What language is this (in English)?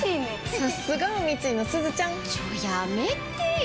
Japanese